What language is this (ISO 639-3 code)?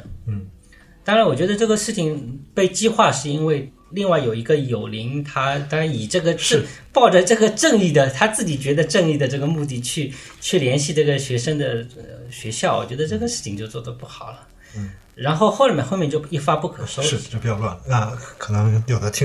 zho